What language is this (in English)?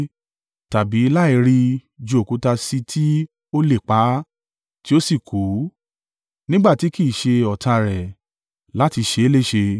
Yoruba